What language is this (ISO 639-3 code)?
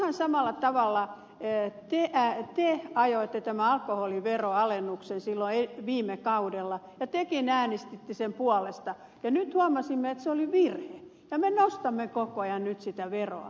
fin